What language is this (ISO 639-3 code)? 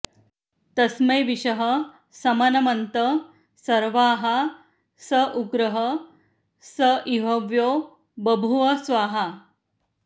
san